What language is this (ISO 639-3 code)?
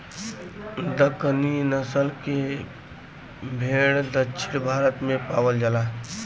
bho